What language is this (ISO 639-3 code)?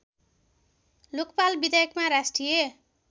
nep